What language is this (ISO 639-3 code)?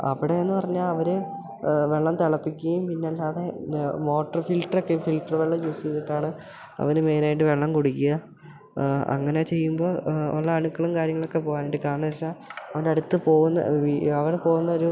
mal